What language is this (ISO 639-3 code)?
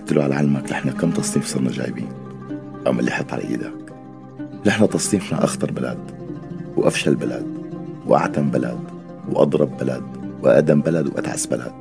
ara